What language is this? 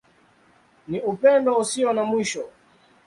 Swahili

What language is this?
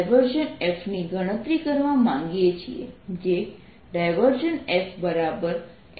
Gujarati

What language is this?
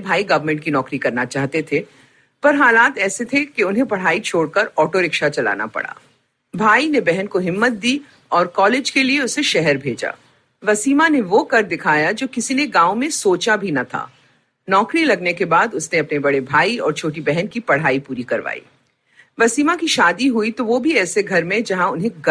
Hindi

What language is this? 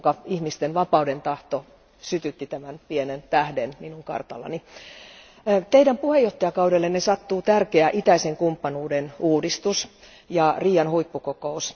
Finnish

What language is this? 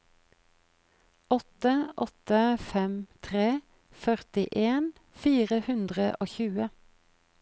Norwegian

